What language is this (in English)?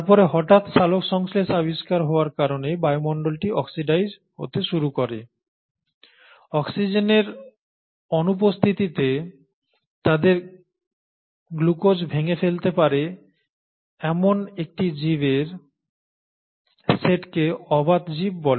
Bangla